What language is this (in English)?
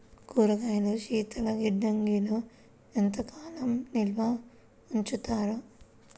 Telugu